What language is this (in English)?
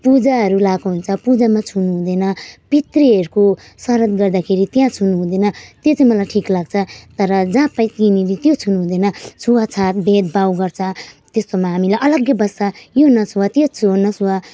Nepali